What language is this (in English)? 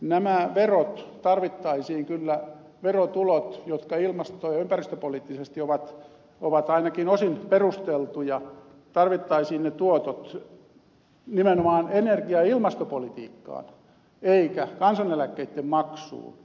Finnish